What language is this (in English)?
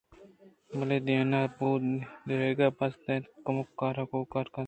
Eastern Balochi